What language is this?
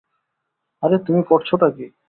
Bangla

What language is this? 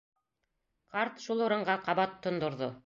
Bashkir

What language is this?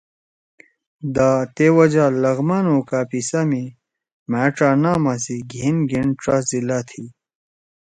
Torwali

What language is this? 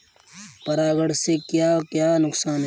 Hindi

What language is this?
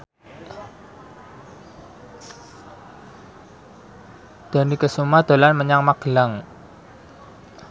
Javanese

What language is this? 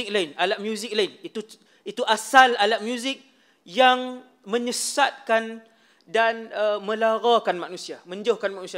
Malay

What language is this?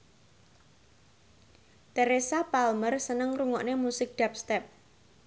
Javanese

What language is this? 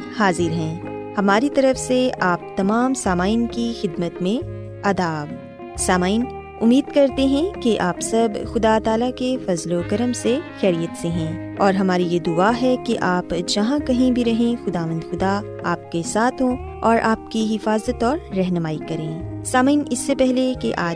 Urdu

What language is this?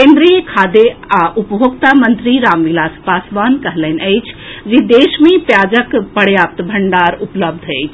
Maithili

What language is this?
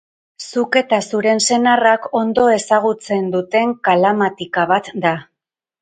Basque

